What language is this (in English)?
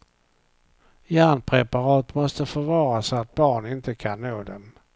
Swedish